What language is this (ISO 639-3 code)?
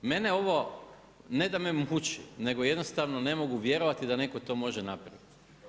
hrv